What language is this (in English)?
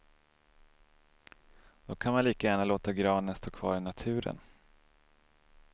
Swedish